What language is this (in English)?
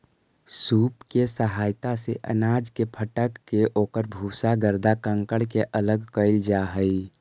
Magahi